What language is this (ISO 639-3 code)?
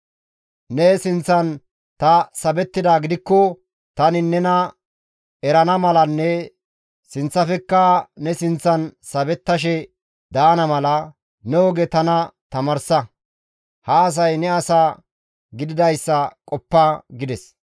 gmv